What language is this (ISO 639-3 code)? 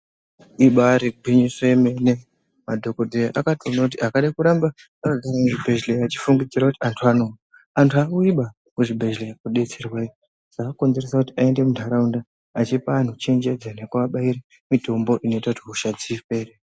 ndc